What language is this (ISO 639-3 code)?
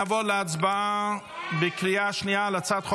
heb